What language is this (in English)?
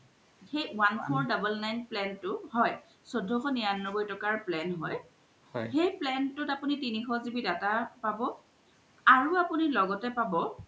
Assamese